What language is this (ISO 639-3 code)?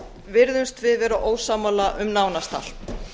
isl